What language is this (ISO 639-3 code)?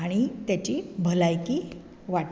kok